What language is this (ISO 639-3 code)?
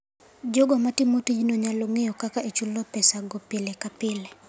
luo